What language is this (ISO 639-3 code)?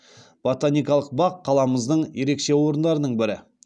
kaz